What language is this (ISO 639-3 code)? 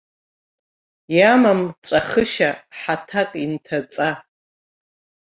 abk